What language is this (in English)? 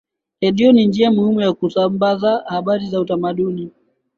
Swahili